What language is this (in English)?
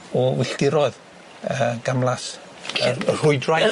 Welsh